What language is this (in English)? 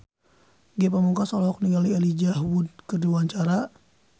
Sundanese